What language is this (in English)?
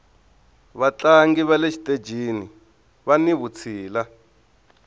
Tsonga